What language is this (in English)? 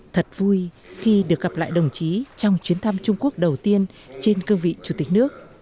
Vietnamese